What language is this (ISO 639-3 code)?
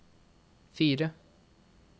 nor